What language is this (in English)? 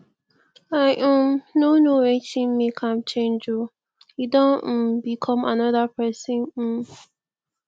Nigerian Pidgin